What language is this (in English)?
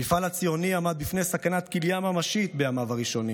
Hebrew